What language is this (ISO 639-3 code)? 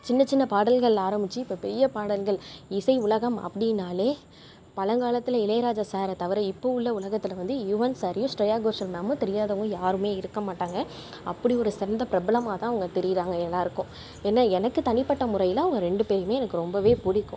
tam